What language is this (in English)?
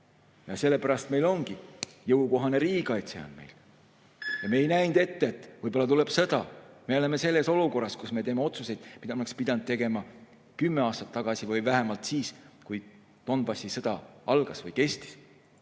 Estonian